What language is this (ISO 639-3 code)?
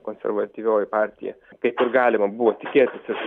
lit